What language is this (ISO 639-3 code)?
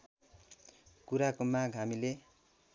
nep